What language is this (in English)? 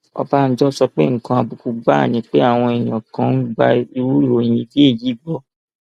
Yoruba